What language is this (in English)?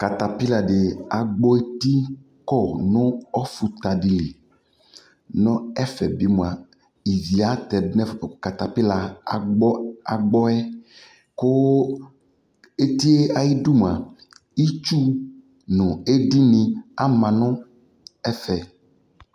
Ikposo